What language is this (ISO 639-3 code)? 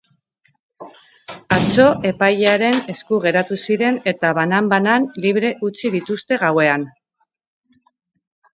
eus